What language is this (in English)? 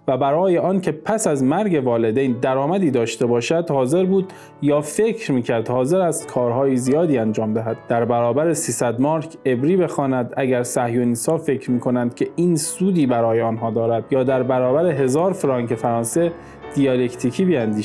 Persian